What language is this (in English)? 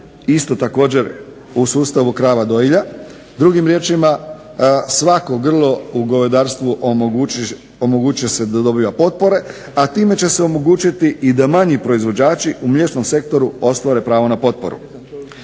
Croatian